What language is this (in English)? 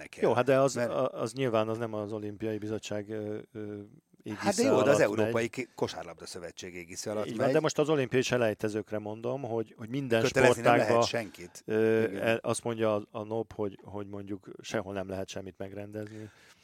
Hungarian